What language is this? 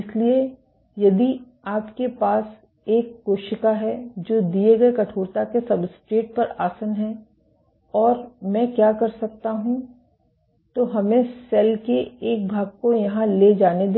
Hindi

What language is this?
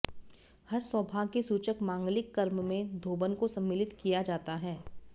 Sanskrit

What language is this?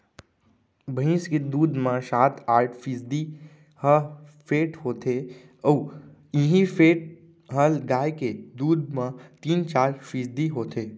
Chhattisgarhi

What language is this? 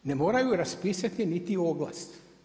Croatian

